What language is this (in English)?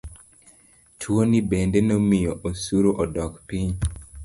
Luo (Kenya and Tanzania)